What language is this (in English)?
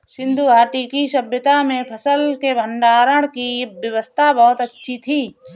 Hindi